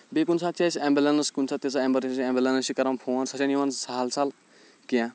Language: Kashmiri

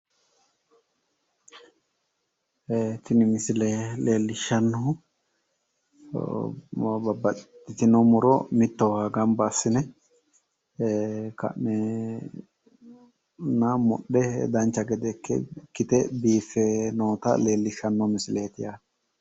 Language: Sidamo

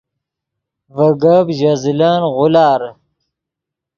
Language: Yidgha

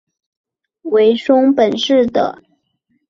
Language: Chinese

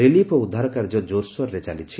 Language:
Odia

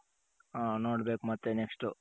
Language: Kannada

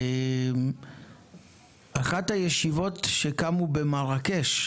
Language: Hebrew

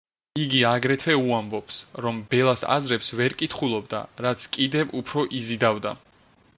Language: Georgian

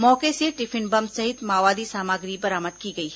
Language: Hindi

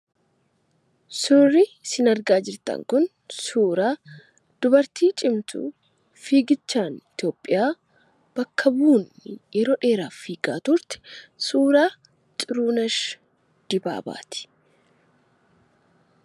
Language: Oromo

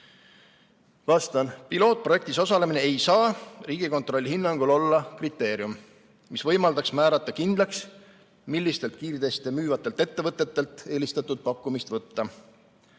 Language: Estonian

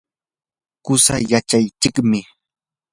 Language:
Yanahuanca Pasco Quechua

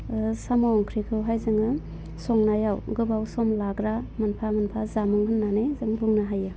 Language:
Bodo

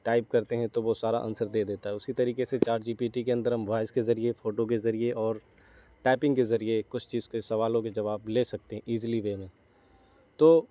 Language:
Urdu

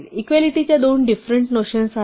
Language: Marathi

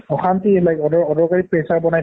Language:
Assamese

